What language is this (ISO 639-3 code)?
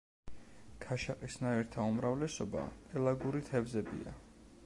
kat